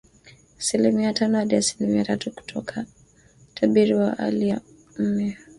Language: Swahili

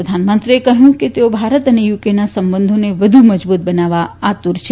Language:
Gujarati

